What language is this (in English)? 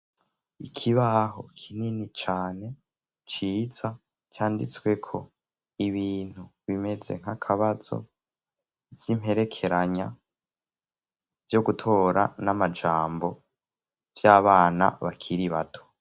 Rundi